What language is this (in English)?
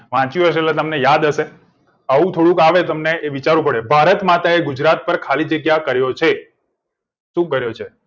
Gujarati